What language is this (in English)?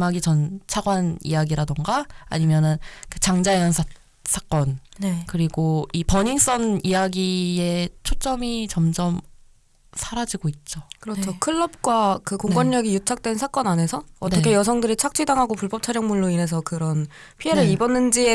Korean